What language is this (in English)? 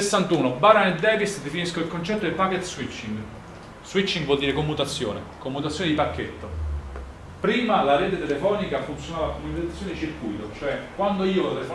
Italian